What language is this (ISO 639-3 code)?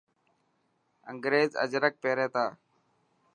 mki